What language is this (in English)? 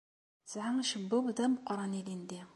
Kabyle